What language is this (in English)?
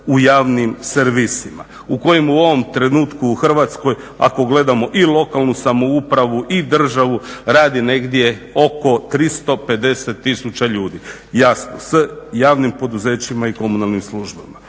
Croatian